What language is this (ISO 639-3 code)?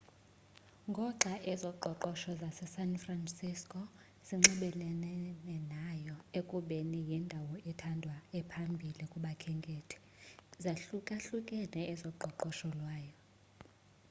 xho